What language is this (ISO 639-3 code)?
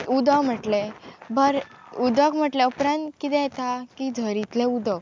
kok